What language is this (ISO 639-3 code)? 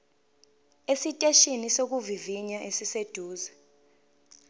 zul